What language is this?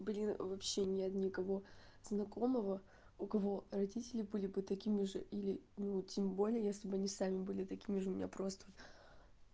Russian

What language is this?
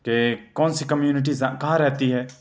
Urdu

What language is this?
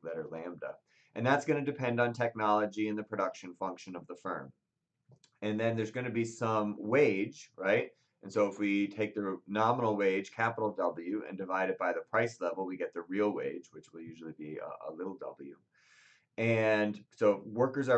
English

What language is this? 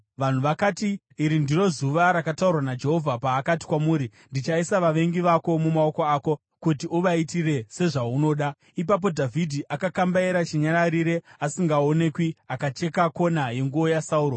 Shona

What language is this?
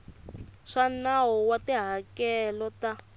Tsonga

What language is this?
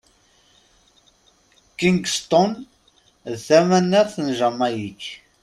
Kabyle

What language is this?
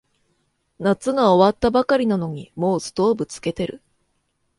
Japanese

